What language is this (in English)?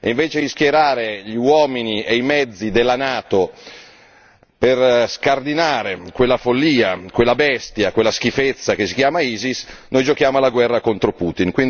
Italian